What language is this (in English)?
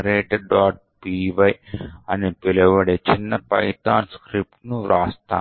Telugu